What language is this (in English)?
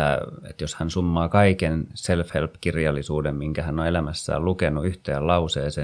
Finnish